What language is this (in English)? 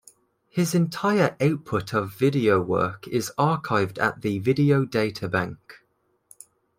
English